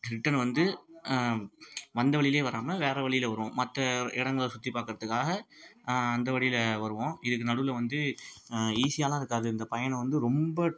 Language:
Tamil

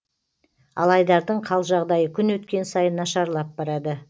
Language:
Kazakh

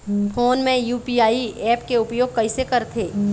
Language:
Chhattisgarhi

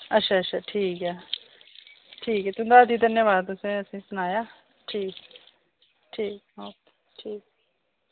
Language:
Dogri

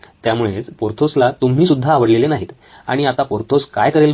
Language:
Marathi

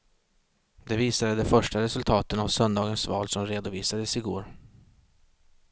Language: Swedish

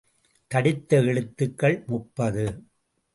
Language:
Tamil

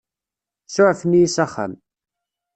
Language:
Kabyle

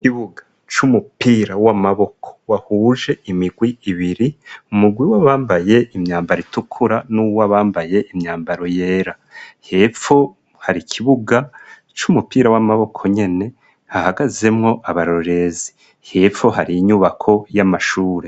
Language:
Rundi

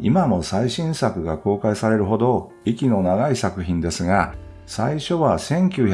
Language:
Japanese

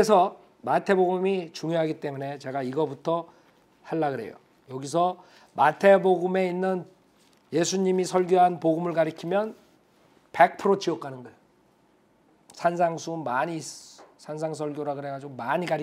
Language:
Korean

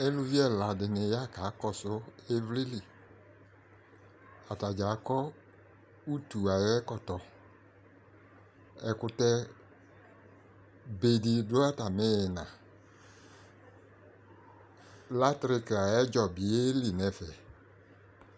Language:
Ikposo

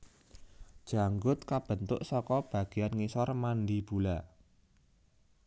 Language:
Javanese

